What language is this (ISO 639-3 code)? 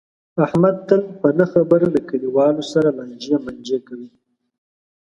pus